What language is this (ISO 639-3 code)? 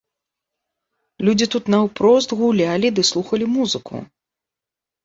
bel